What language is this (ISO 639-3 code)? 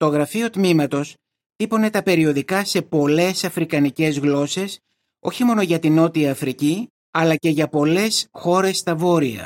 ell